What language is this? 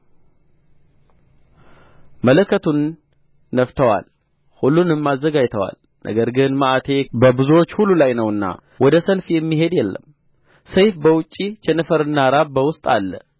Amharic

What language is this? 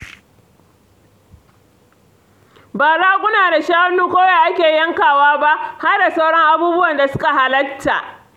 Hausa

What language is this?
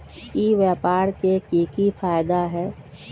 Magahi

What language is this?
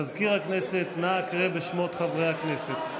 Hebrew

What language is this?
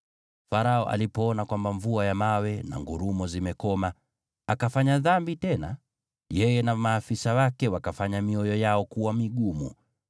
Swahili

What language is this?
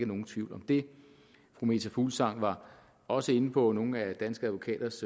Danish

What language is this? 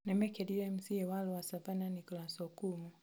Kikuyu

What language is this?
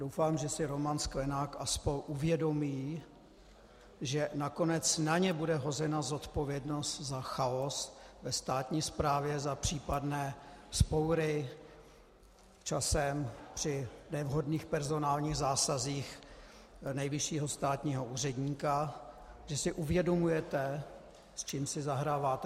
Czech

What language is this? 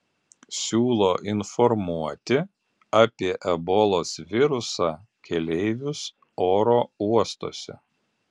Lithuanian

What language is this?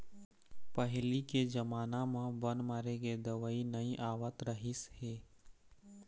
Chhattisgarhi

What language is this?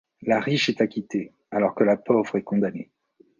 French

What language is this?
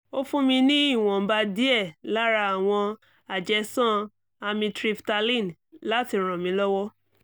Yoruba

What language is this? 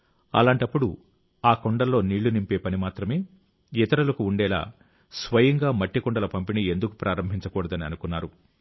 Telugu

